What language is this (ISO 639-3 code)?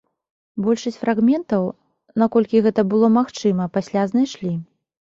bel